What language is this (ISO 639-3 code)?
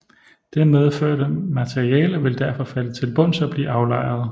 dan